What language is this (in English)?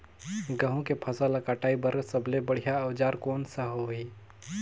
Chhattisgarhi